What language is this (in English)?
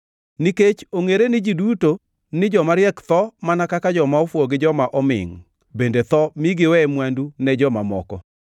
Luo (Kenya and Tanzania)